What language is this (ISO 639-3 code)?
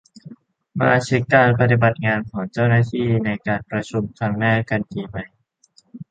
tha